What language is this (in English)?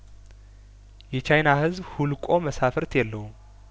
Amharic